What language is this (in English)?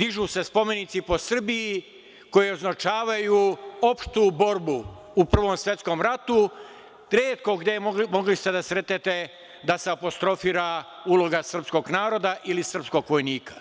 Serbian